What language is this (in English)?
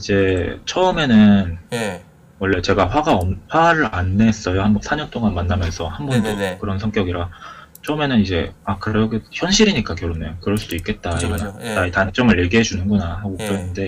Korean